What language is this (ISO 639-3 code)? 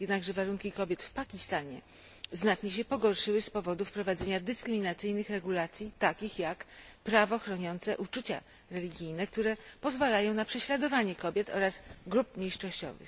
pol